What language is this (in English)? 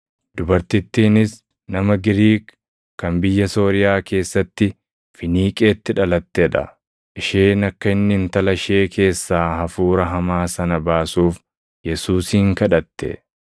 Oromo